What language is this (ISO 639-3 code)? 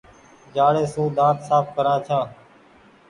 gig